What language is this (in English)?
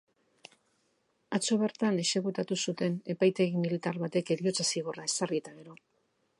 Basque